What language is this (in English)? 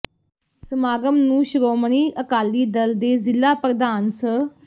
Punjabi